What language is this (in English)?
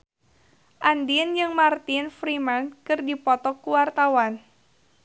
Sundanese